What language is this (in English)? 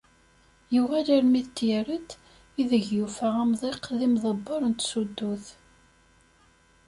Kabyle